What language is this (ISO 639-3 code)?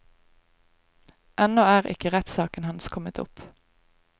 nor